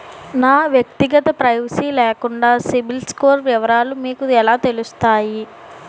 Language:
Telugu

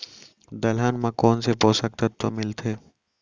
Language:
Chhattisgarhi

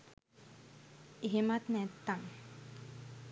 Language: Sinhala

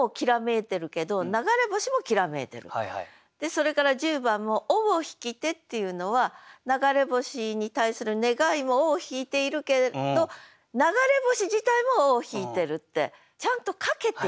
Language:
Japanese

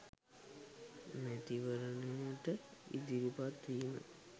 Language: Sinhala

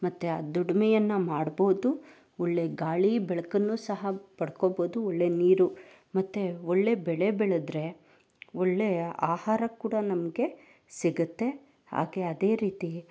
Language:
Kannada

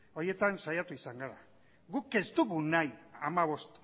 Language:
Basque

